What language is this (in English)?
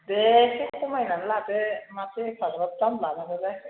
Bodo